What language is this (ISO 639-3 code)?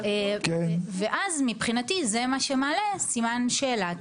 heb